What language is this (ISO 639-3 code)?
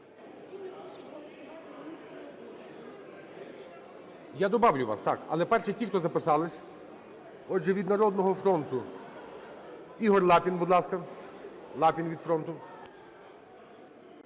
ukr